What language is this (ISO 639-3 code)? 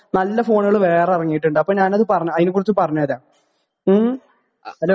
mal